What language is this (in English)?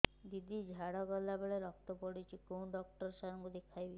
Odia